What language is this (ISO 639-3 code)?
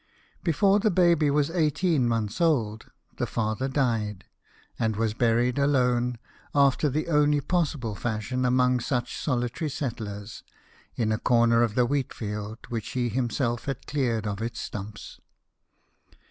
eng